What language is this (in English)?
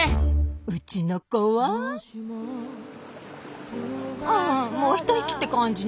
Japanese